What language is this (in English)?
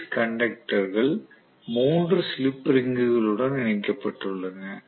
Tamil